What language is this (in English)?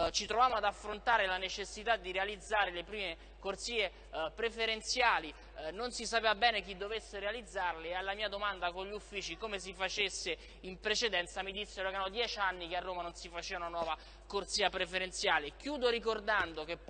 Italian